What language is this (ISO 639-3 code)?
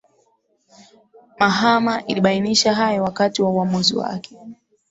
swa